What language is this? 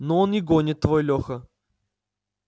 Russian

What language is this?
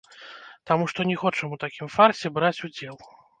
Belarusian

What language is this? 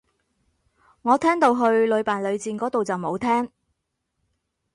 Cantonese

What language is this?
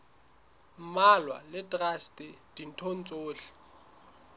Southern Sotho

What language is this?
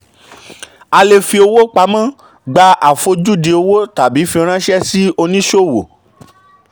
Yoruba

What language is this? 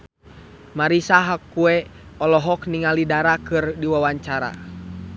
Sundanese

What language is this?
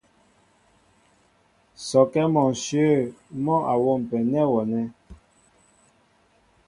Mbo (Cameroon)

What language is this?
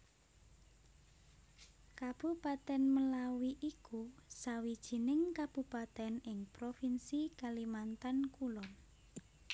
Javanese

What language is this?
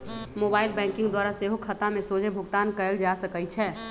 Magahi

